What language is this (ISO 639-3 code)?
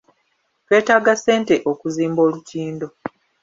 lug